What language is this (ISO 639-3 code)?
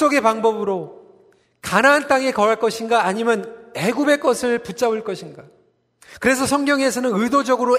kor